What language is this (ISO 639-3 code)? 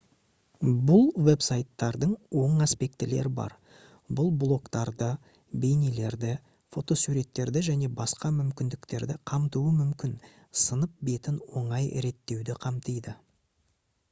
kaz